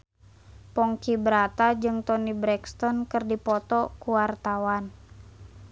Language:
Sundanese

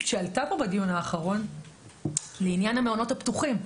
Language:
Hebrew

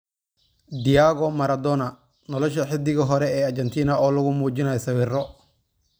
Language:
Somali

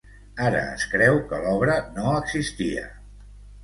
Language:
Catalan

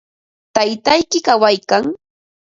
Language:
Ambo-Pasco Quechua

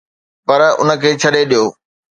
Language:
Sindhi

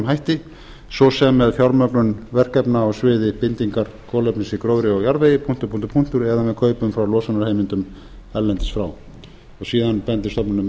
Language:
Icelandic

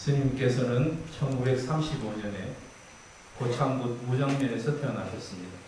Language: Korean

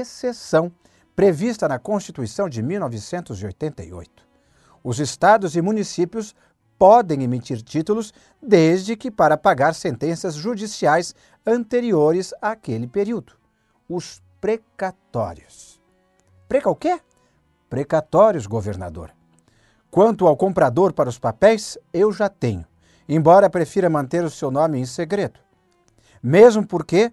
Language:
Portuguese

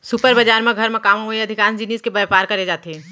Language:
Chhattisgarhi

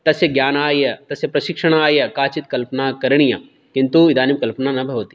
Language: Sanskrit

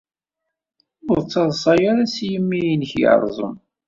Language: Kabyle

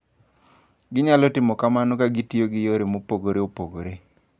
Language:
Luo (Kenya and Tanzania)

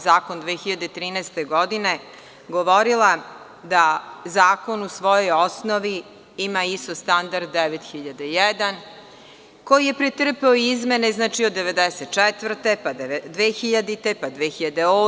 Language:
Serbian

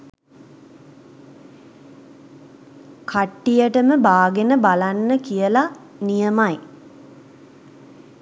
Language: Sinhala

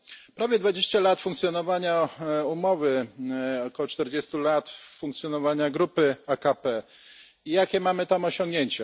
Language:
Polish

